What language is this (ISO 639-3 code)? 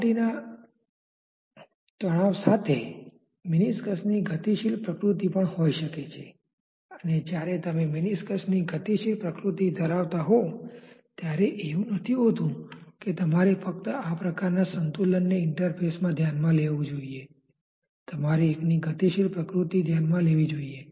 guj